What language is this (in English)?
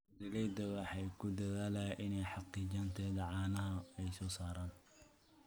Somali